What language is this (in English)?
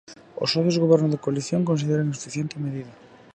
Galician